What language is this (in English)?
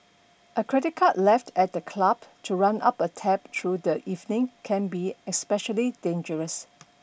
English